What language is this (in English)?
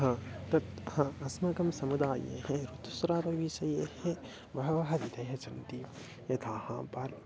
Sanskrit